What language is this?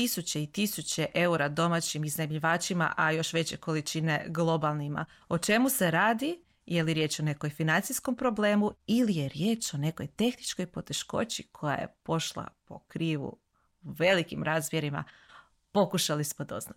Croatian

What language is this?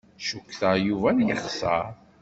Kabyle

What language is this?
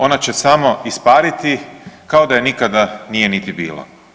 Croatian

